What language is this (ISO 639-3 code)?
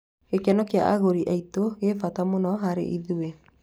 kik